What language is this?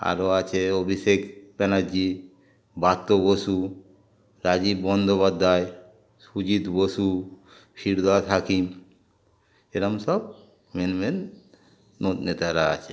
Bangla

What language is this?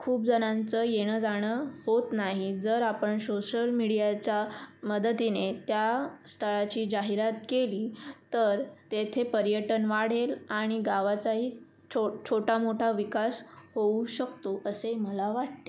Marathi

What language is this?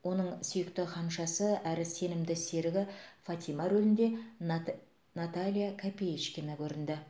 Kazakh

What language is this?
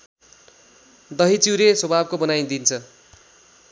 Nepali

